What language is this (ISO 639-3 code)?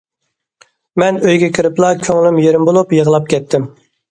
uig